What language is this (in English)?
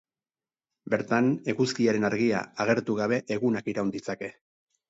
Basque